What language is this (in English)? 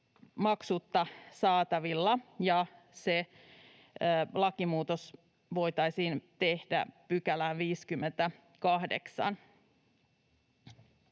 Finnish